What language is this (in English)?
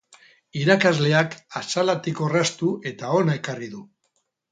Basque